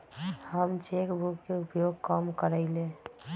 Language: Magahi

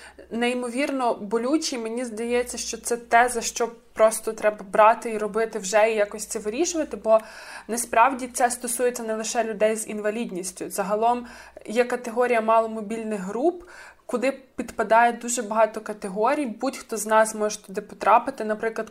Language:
Ukrainian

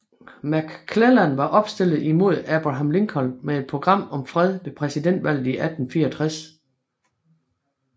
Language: Danish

